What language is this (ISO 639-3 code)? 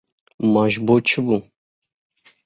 kur